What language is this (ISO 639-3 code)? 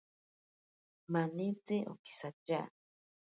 prq